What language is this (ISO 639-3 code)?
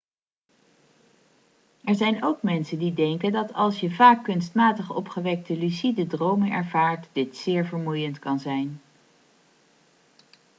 nld